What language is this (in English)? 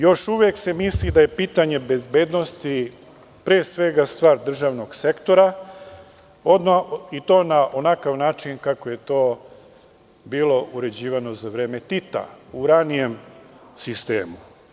Serbian